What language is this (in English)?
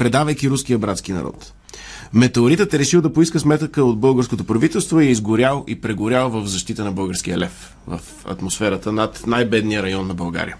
Bulgarian